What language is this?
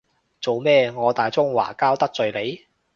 Cantonese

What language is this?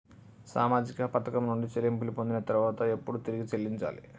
Telugu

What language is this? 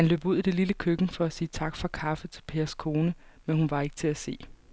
Danish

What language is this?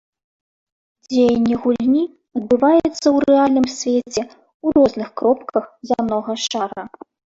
Belarusian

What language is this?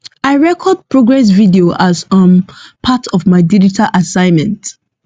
Nigerian Pidgin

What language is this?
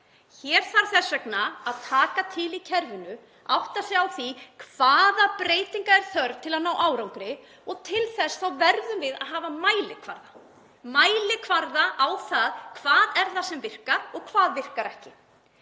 Icelandic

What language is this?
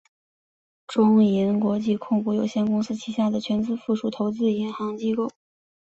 Chinese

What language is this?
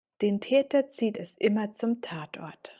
German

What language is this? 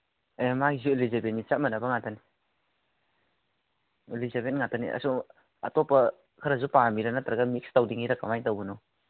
Manipuri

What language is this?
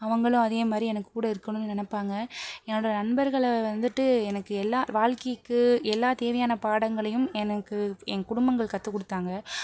Tamil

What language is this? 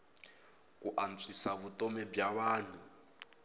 Tsonga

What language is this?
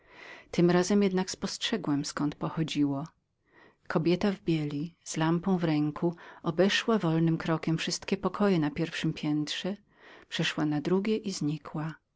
Polish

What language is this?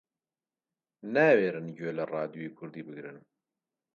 Central Kurdish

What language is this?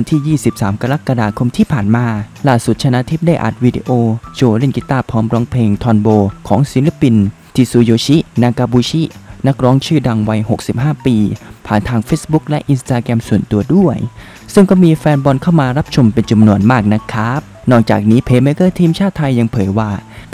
Thai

